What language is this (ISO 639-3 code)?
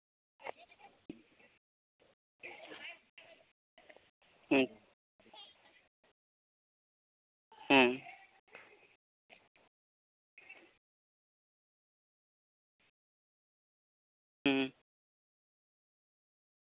sat